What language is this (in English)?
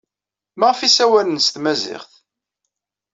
Kabyle